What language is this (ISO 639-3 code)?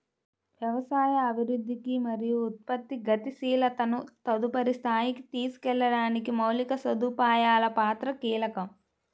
tel